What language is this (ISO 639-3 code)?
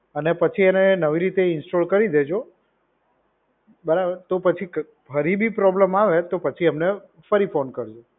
guj